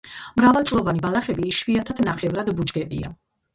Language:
Georgian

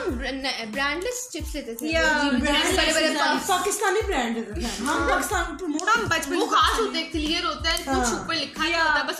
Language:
Urdu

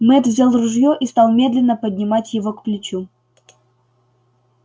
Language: Russian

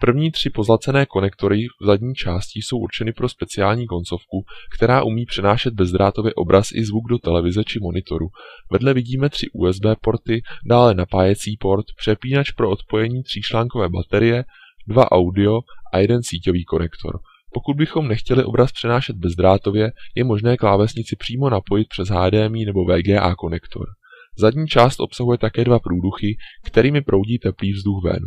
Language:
Czech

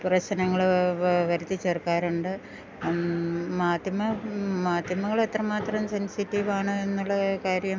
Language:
Malayalam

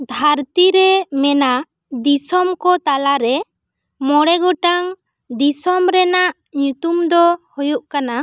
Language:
Santali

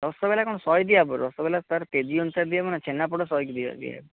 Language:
Odia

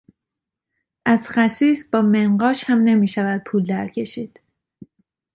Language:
Persian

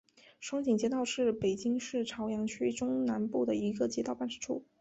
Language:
Chinese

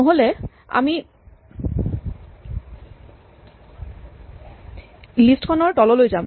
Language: Assamese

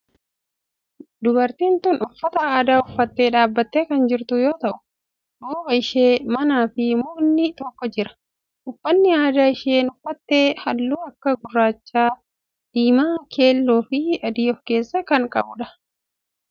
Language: Oromo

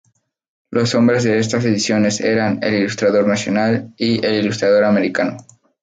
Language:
Spanish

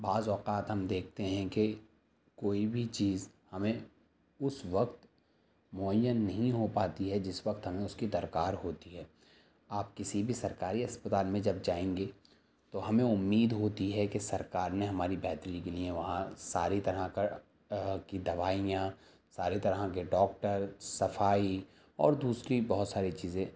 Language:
Urdu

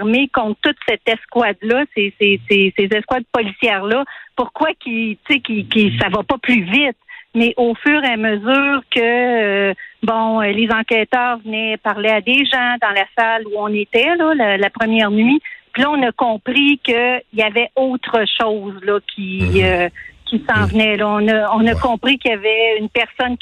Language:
French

